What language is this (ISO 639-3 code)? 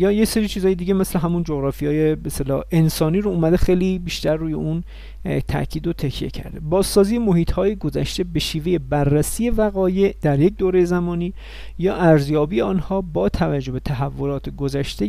fas